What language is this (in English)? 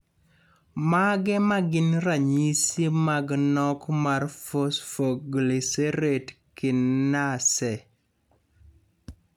Luo (Kenya and Tanzania)